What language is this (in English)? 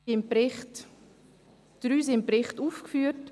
Swiss German